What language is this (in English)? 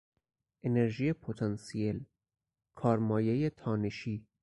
Persian